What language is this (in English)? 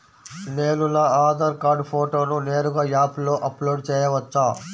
Telugu